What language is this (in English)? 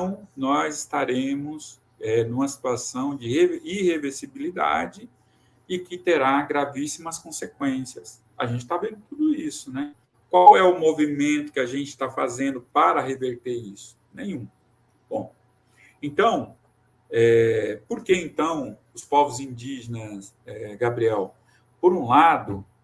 Portuguese